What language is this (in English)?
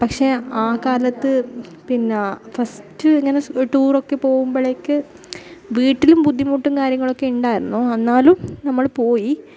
Malayalam